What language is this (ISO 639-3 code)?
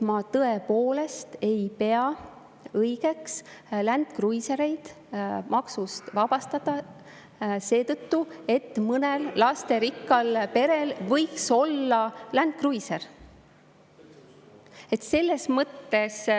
est